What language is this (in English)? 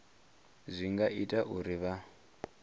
Venda